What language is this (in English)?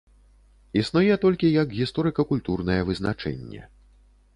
Belarusian